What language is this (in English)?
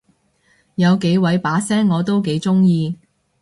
Cantonese